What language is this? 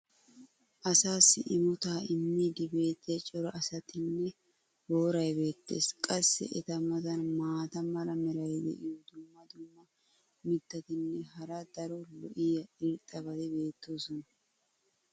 Wolaytta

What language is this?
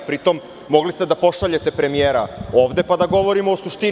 Serbian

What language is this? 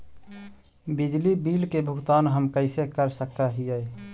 Magahi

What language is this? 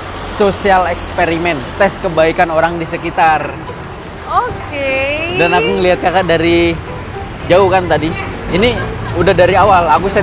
Indonesian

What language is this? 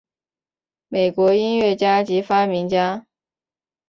Chinese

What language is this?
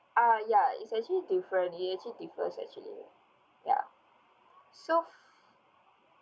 English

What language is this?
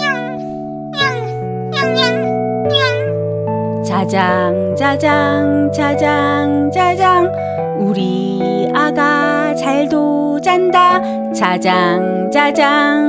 Korean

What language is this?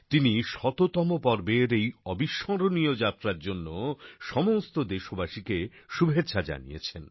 Bangla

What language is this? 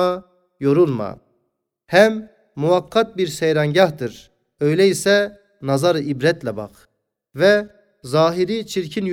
Turkish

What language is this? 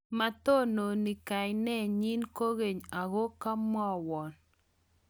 Kalenjin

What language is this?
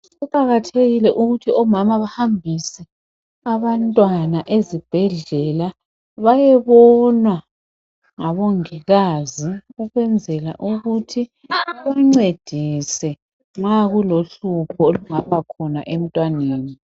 North Ndebele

